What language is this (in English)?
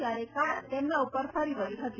Gujarati